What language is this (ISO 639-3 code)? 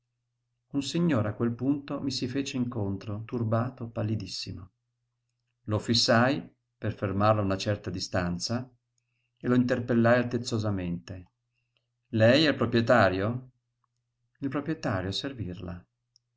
ita